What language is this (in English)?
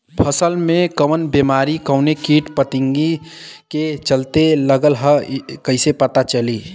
Bhojpuri